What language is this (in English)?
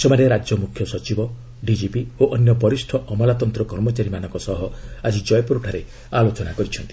Odia